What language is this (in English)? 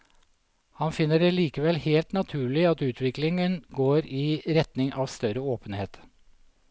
Norwegian